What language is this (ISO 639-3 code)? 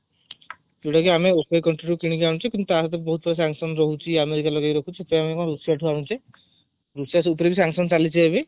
ori